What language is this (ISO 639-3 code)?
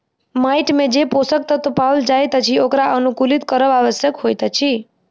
mai